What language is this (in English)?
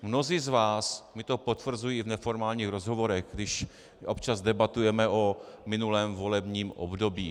Czech